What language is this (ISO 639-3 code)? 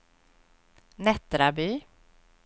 swe